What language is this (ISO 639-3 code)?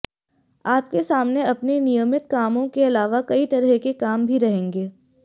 hin